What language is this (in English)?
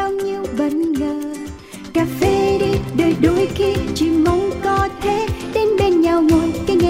Vietnamese